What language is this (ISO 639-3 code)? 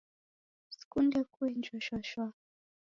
dav